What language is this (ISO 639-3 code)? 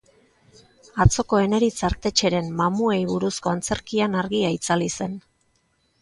eus